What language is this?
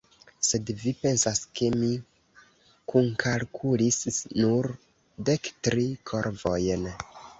Esperanto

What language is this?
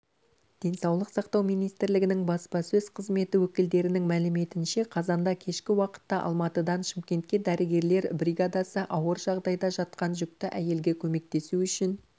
Kazakh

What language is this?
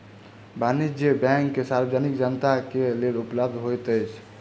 Maithili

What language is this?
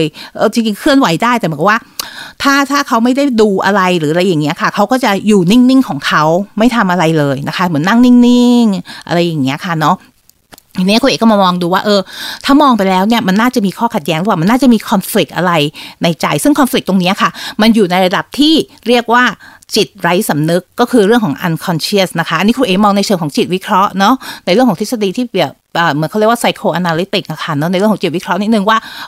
Thai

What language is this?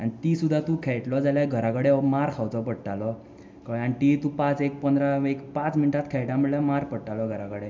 Konkani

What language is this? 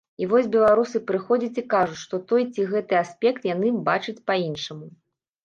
Belarusian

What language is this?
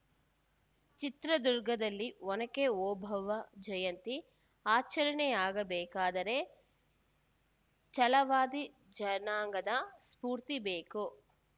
Kannada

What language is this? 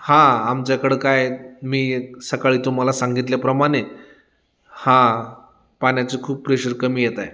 Marathi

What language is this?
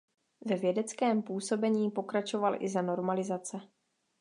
Czech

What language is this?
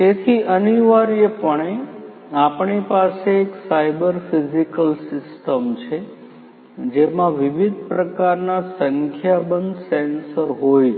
Gujarati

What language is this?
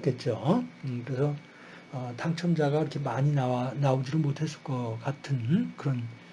Korean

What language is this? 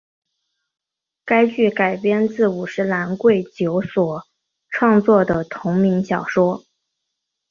Chinese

